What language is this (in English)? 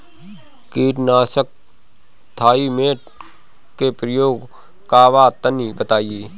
Bhojpuri